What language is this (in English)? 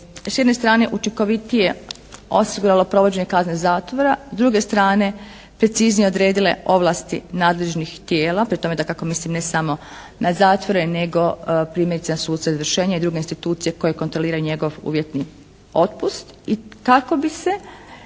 Croatian